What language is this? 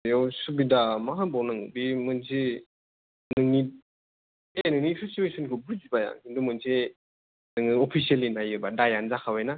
Bodo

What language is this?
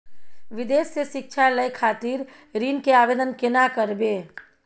Maithili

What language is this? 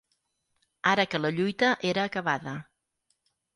Catalan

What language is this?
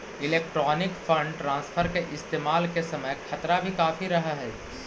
Magahi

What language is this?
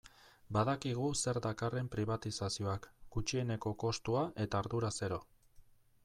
Basque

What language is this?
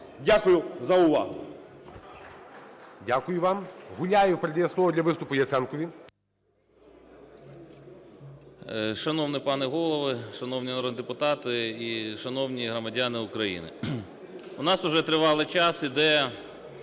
Ukrainian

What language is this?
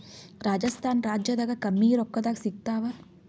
Kannada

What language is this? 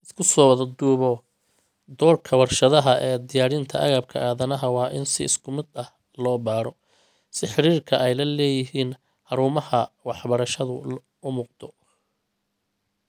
Somali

